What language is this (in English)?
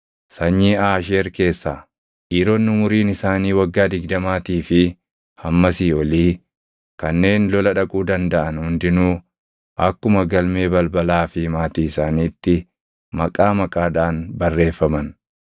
Oromo